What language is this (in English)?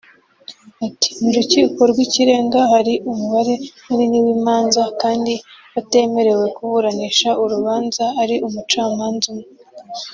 Kinyarwanda